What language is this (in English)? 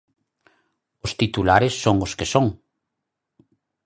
Galician